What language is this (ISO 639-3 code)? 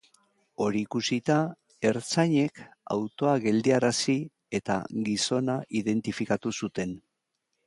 eus